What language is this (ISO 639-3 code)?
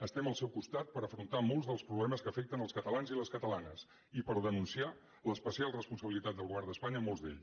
cat